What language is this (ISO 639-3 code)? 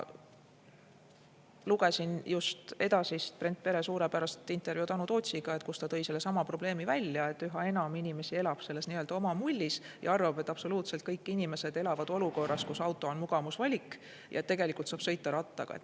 est